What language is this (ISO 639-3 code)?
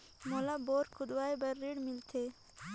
hne